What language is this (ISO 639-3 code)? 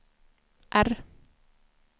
swe